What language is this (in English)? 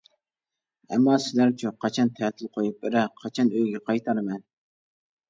Uyghur